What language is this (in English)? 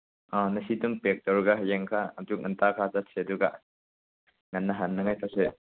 Manipuri